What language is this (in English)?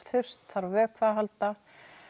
Icelandic